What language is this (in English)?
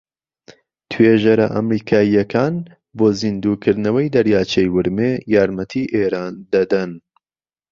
Central Kurdish